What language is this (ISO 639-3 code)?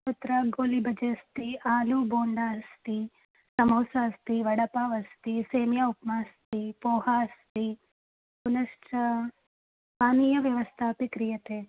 san